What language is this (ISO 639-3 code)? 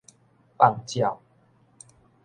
nan